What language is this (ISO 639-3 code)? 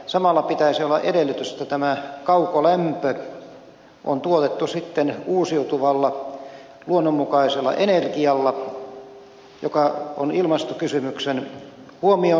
fin